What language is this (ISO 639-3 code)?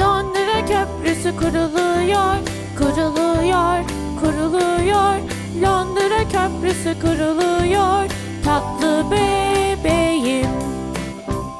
tur